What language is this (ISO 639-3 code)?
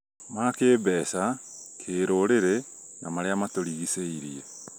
kik